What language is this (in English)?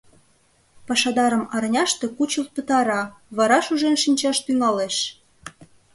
Mari